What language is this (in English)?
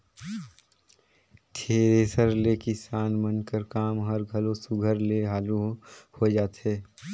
Chhattisgarhi